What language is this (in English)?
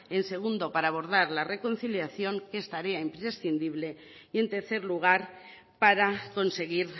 Spanish